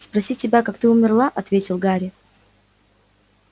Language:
Russian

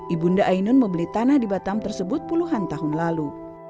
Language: Indonesian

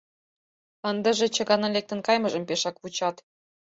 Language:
Mari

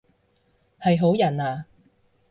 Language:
Cantonese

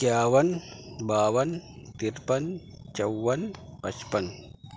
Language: Urdu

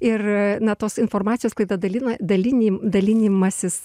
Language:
Lithuanian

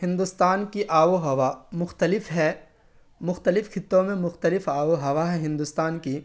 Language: Urdu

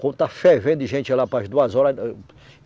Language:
Portuguese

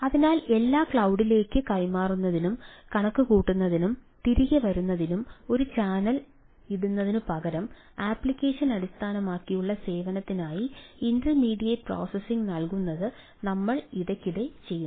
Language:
Malayalam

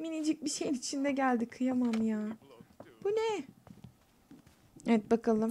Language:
Turkish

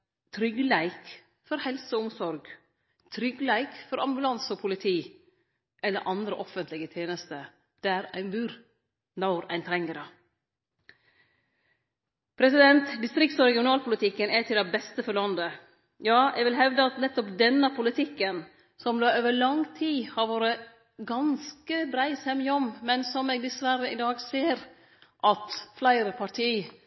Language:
Norwegian Nynorsk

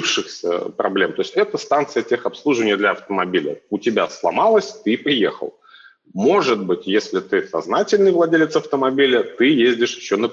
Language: Russian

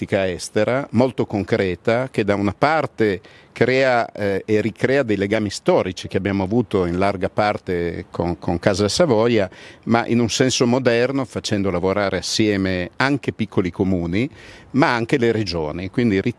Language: Italian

